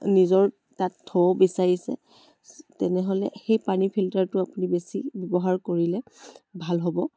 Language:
Assamese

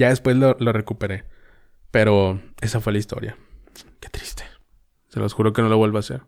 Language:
Spanish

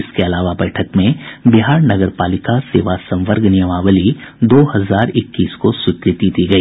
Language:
Hindi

